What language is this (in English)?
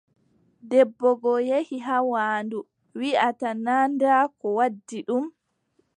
Adamawa Fulfulde